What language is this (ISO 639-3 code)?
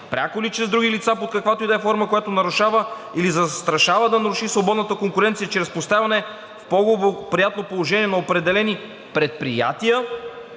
bul